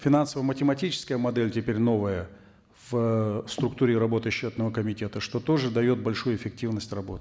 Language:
Kazakh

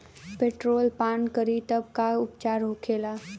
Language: Bhojpuri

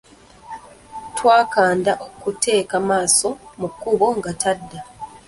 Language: Ganda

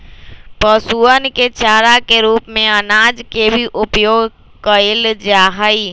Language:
Magahi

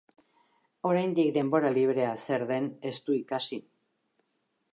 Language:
Basque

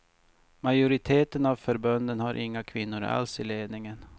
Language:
Swedish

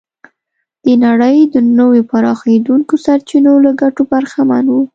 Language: Pashto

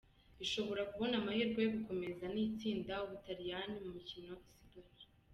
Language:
Kinyarwanda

